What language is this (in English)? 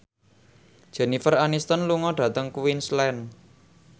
Javanese